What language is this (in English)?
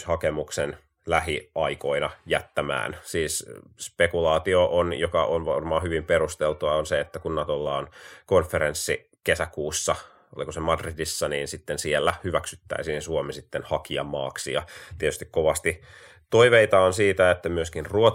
Finnish